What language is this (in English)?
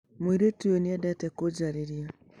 Kikuyu